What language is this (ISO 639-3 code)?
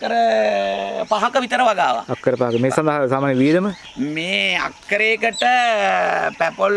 ind